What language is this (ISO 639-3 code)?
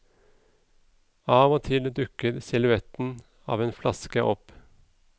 nor